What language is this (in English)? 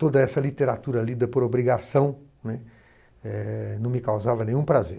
Portuguese